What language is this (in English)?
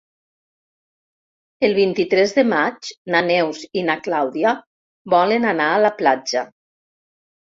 Catalan